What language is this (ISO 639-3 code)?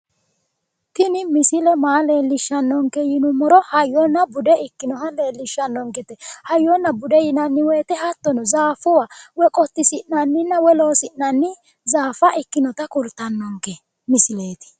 sid